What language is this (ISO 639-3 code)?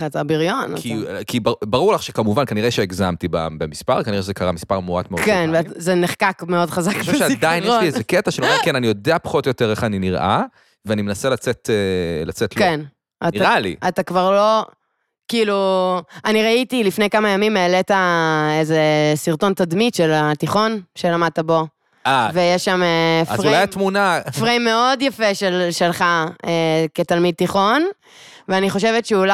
heb